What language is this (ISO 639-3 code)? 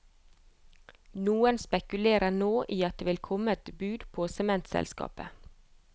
nor